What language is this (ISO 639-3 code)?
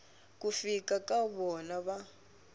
tso